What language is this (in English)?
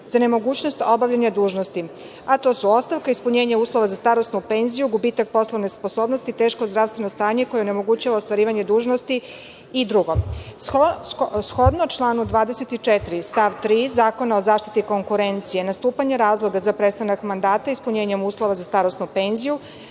Serbian